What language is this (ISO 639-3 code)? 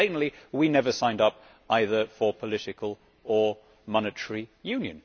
eng